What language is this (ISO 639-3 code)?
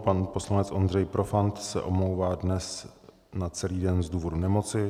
ces